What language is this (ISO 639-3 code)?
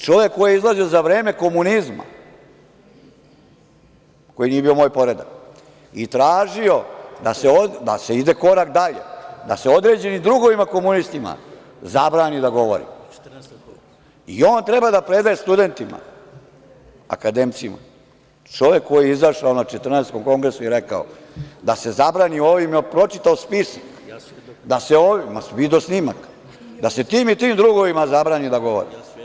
srp